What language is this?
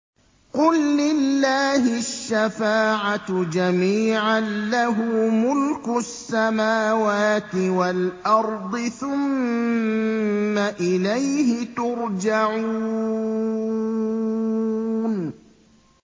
Arabic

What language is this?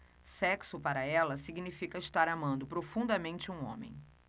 Portuguese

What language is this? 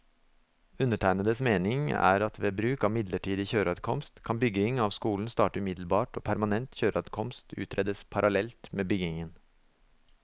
Norwegian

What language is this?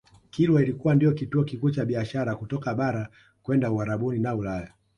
Swahili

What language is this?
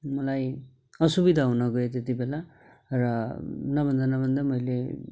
Nepali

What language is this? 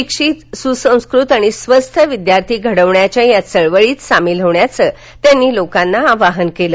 Marathi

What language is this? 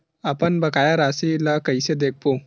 Chhattisgarhi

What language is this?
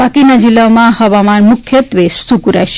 Gujarati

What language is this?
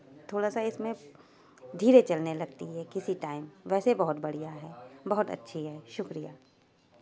Urdu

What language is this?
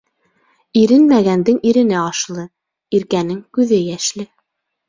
Bashkir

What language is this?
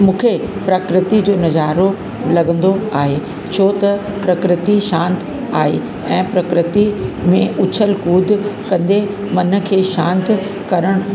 Sindhi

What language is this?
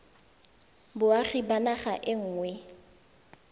Tswana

